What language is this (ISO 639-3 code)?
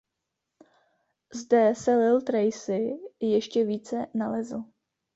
ces